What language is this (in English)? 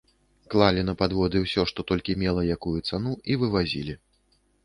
Belarusian